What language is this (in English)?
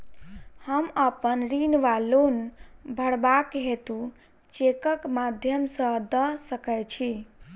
Maithili